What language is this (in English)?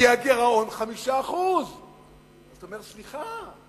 Hebrew